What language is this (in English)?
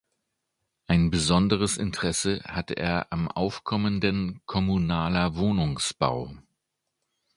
German